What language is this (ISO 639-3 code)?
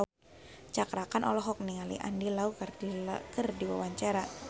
sun